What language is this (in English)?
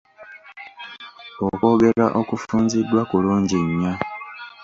Ganda